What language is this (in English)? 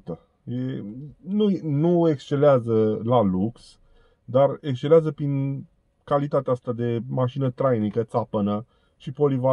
Romanian